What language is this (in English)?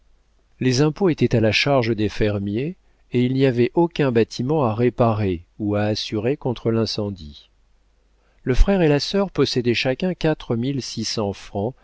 French